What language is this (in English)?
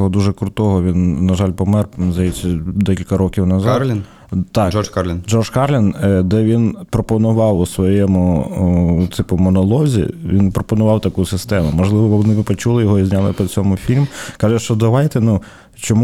Ukrainian